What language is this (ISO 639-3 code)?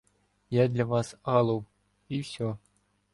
ukr